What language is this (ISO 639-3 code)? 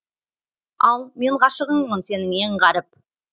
kaz